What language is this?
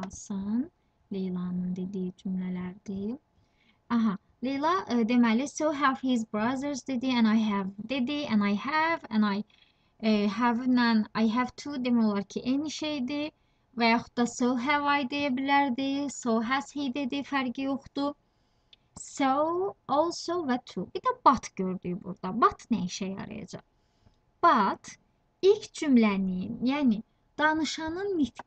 Turkish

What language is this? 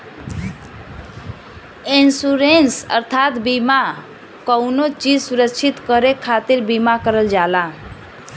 Bhojpuri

